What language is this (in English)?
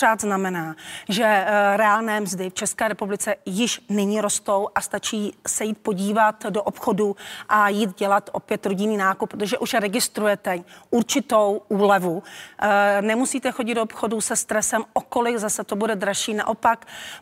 Czech